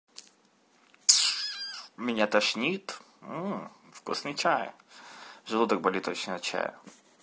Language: Russian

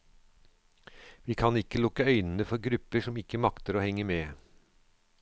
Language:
Norwegian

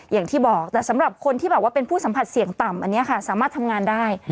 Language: Thai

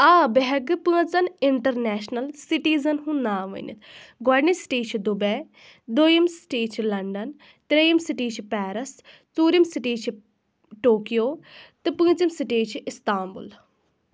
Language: Kashmiri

